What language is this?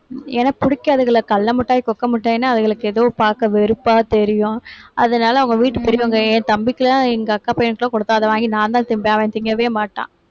Tamil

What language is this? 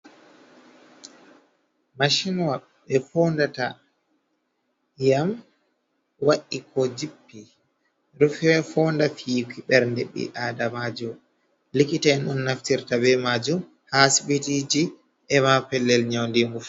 Fula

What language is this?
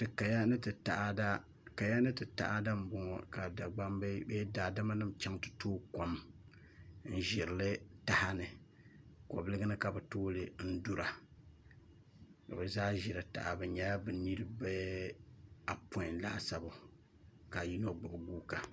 Dagbani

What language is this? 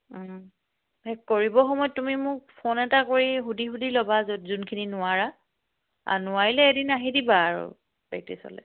Assamese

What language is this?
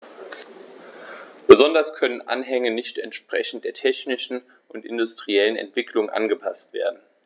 German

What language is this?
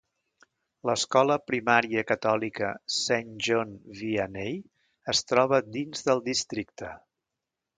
Catalan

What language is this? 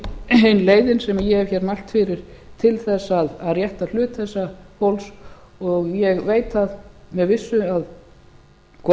Icelandic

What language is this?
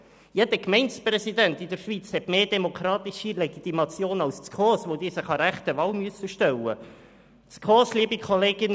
Swiss German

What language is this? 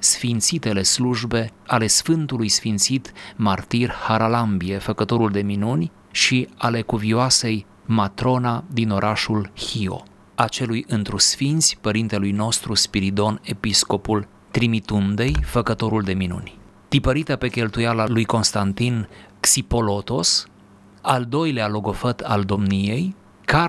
Romanian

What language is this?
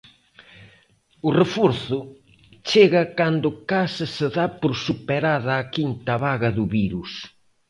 Galician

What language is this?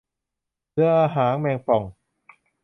Thai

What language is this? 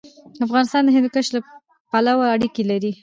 Pashto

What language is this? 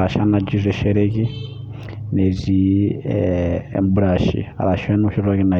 Masai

